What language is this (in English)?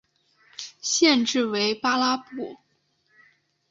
Chinese